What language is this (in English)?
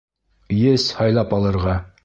Bashkir